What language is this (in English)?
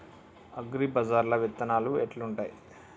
Telugu